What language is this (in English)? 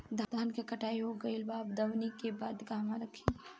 Bhojpuri